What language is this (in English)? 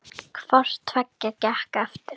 Icelandic